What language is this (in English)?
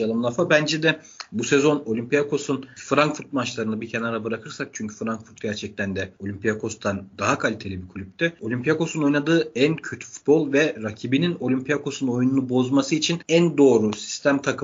Turkish